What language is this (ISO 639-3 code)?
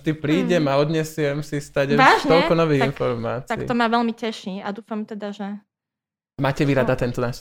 slk